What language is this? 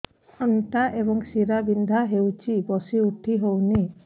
Odia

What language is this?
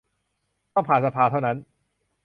Thai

